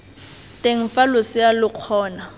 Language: Tswana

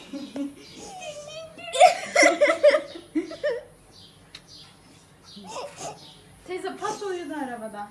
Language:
Turkish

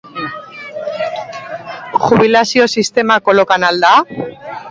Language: Basque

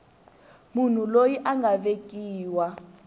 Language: Tsonga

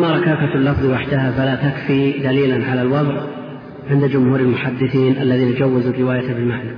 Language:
Arabic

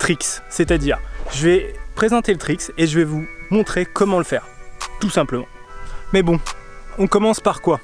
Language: French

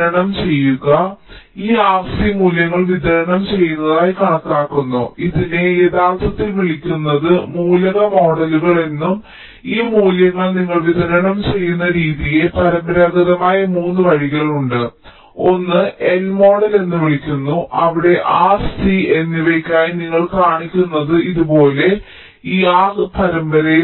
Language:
Malayalam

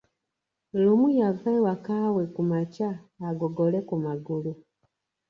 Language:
Ganda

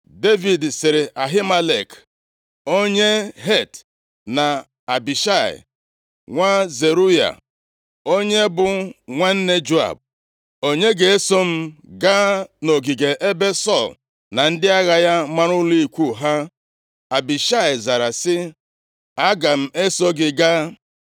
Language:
Igbo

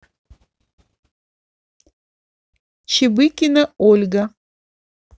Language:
Russian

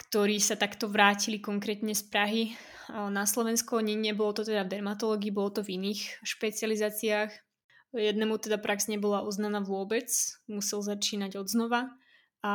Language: Slovak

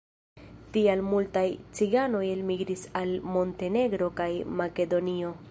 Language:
Esperanto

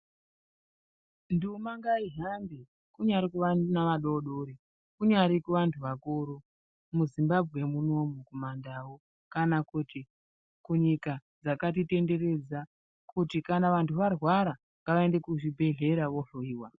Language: Ndau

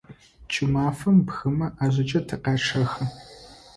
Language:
Adyghe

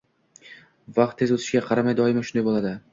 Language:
Uzbek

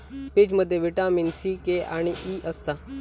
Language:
Marathi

